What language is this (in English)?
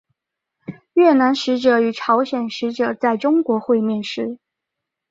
Chinese